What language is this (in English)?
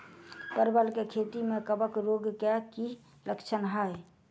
Maithili